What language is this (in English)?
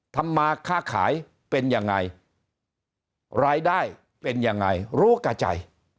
Thai